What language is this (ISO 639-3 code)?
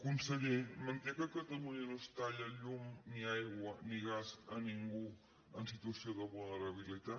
cat